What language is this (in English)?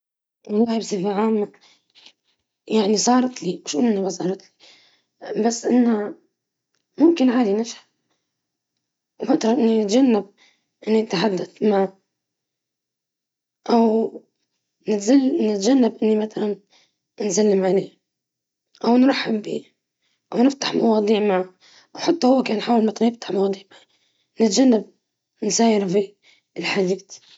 Libyan Arabic